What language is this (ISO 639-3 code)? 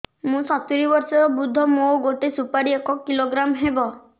ori